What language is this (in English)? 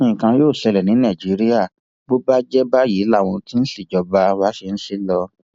Yoruba